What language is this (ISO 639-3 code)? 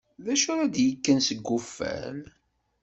kab